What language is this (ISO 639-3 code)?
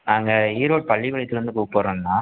tam